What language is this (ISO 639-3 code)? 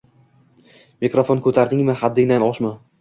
uzb